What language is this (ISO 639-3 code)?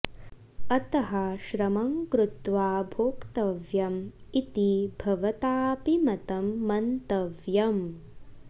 san